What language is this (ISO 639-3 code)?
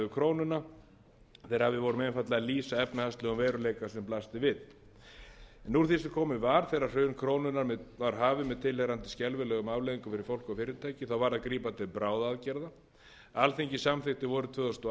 isl